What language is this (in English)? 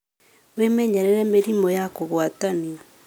Kikuyu